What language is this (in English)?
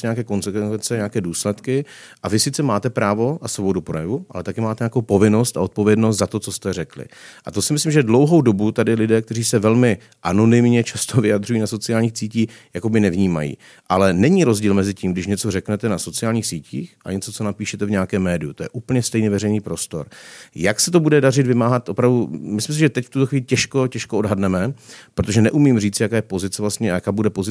Czech